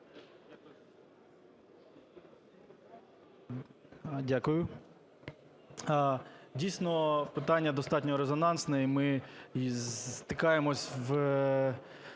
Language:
Ukrainian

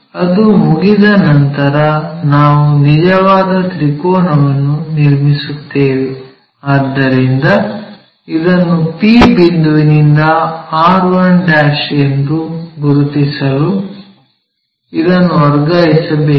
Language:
Kannada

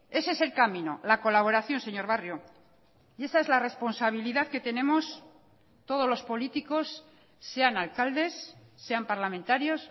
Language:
Spanish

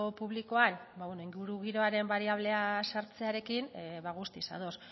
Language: Basque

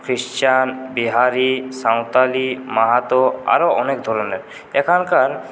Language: Bangla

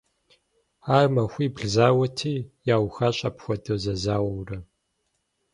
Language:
Kabardian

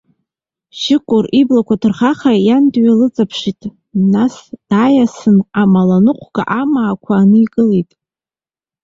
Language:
Abkhazian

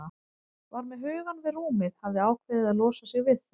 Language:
Icelandic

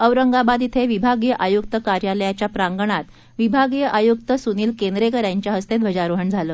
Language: Marathi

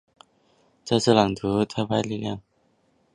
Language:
Chinese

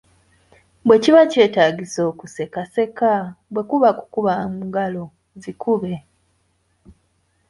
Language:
Ganda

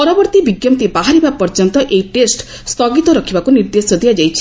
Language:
Odia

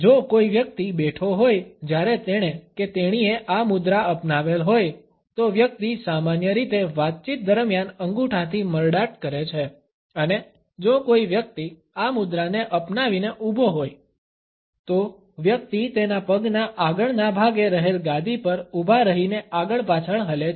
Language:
Gujarati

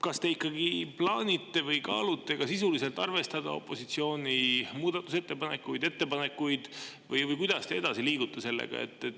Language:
Estonian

